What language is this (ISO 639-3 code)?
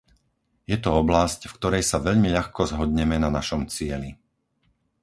slk